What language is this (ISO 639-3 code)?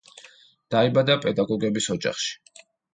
kat